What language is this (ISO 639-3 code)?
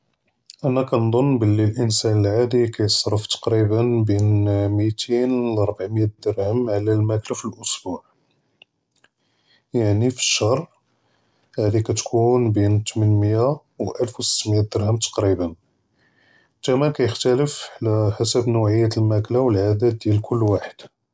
jrb